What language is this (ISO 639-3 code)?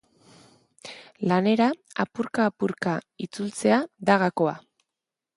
eus